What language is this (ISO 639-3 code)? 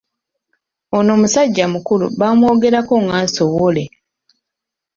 lug